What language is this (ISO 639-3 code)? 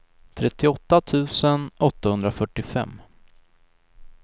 swe